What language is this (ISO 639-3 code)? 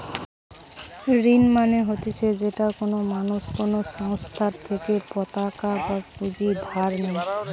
ben